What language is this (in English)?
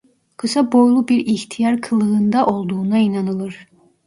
Turkish